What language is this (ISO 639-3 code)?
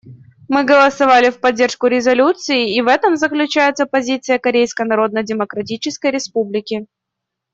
rus